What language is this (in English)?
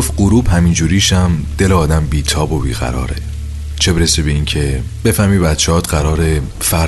Persian